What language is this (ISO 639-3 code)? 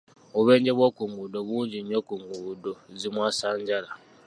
lug